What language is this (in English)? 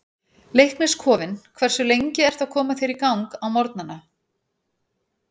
Icelandic